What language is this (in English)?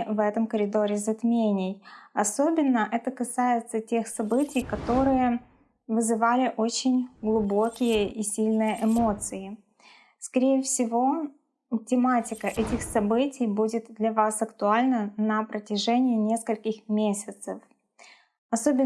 Russian